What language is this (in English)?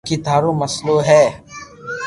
Loarki